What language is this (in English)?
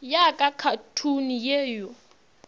Northern Sotho